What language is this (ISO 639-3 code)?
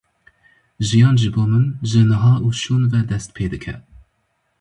kur